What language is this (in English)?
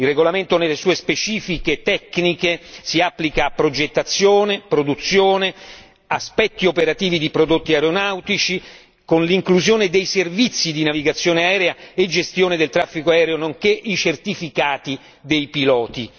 Italian